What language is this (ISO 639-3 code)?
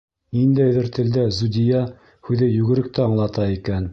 bak